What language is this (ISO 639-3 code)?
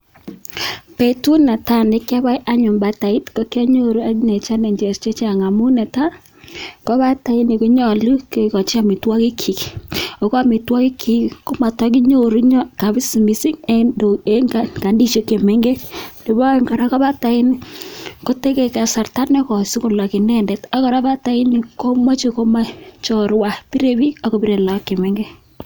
kln